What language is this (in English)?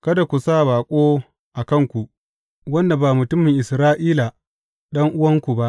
Hausa